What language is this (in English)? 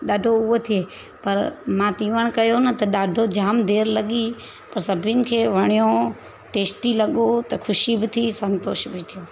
Sindhi